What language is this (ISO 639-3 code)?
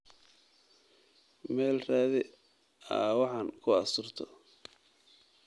som